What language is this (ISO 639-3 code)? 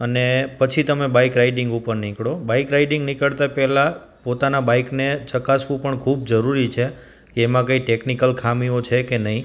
guj